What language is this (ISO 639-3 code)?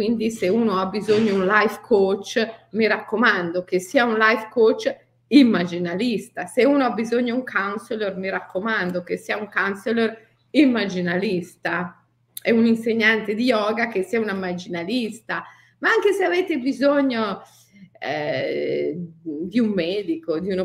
ita